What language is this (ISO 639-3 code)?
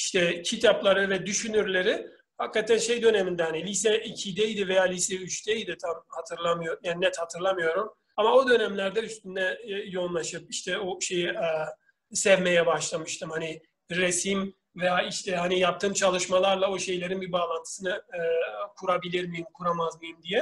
tur